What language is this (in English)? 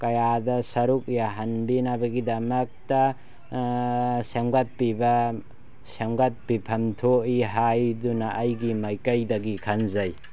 Manipuri